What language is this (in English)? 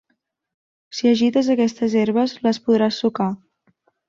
Catalan